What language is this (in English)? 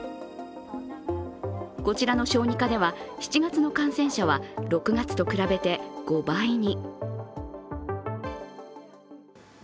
Japanese